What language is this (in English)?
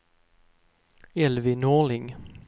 Swedish